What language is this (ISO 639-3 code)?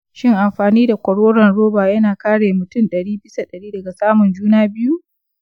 hau